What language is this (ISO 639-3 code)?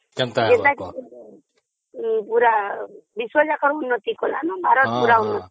ori